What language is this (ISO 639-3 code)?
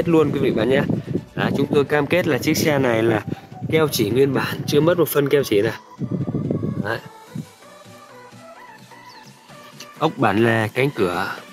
vie